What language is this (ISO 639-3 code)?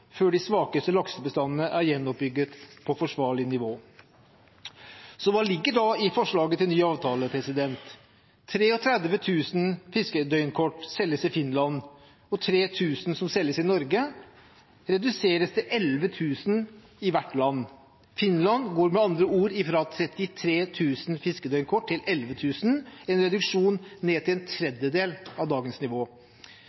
nob